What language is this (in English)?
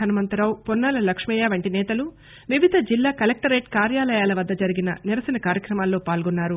Telugu